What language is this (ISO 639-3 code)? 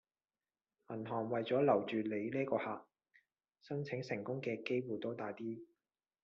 yue